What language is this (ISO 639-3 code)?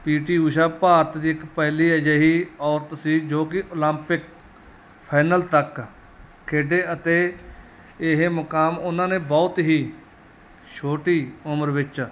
pan